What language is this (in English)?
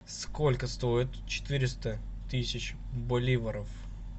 Russian